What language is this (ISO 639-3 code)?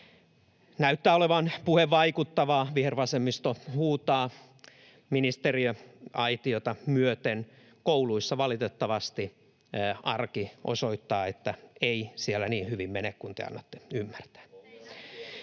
fin